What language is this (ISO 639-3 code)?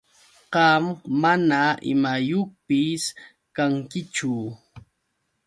qux